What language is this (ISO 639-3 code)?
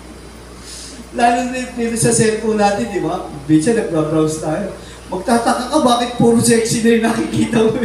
fil